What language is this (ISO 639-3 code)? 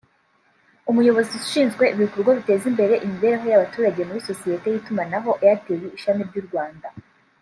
kin